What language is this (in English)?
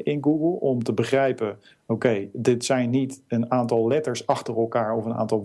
Dutch